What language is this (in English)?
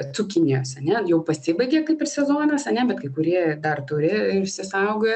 Lithuanian